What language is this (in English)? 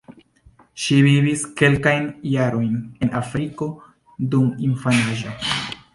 Esperanto